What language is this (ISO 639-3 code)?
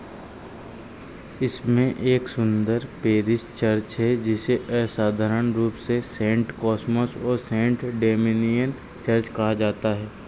hin